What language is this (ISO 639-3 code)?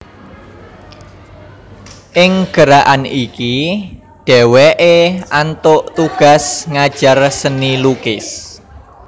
jav